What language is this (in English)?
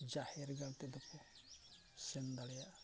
Santali